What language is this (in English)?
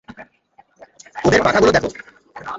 Bangla